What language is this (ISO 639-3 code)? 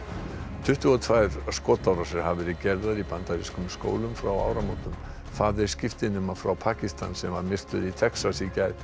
isl